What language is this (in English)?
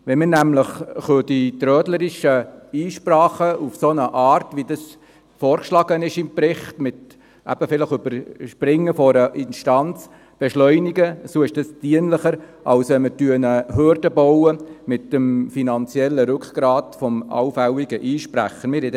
Swiss German